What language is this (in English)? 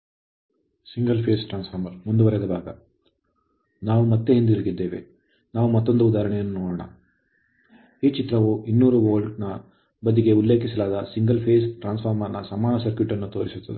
Kannada